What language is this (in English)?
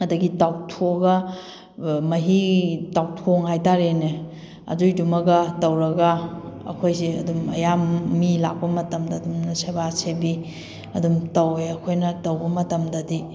Manipuri